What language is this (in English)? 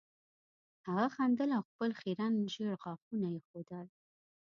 Pashto